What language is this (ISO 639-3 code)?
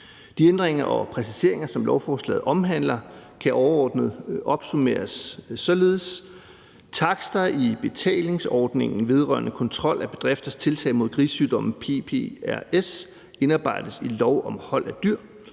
dan